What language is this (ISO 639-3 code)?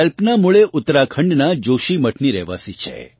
guj